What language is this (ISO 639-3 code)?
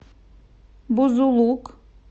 rus